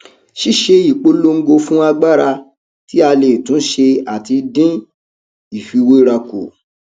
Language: Yoruba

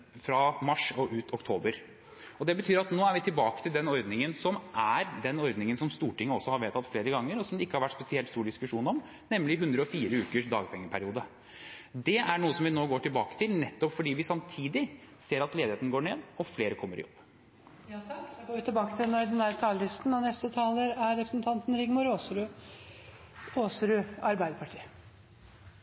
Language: Norwegian Bokmål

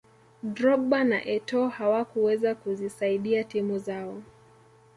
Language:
Swahili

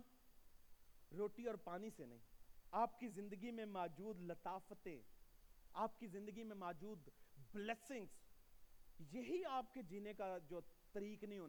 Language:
Urdu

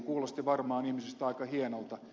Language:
Finnish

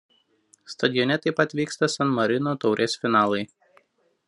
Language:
Lithuanian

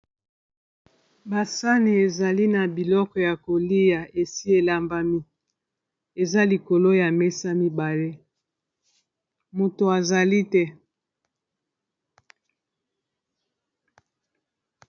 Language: Lingala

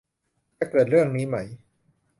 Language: Thai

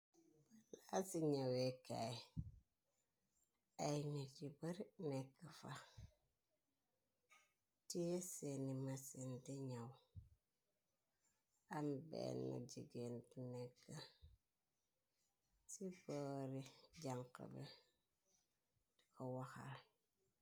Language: Wolof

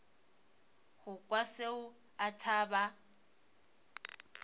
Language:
Northern Sotho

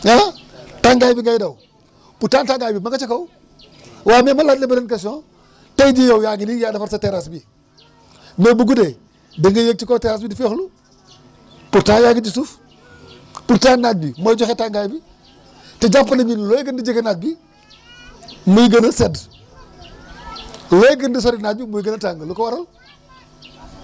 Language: Wolof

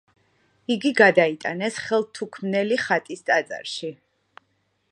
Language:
Georgian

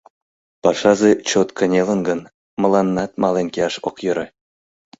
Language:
Mari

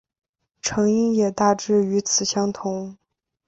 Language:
Chinese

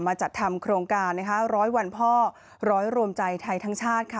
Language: Thai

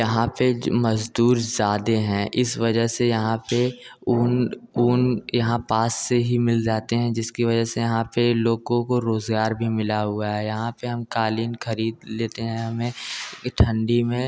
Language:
Hindi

